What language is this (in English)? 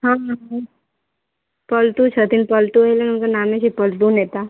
Maithili